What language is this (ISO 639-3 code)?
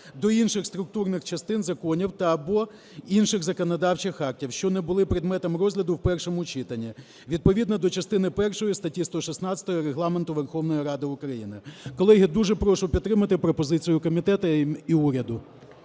ukr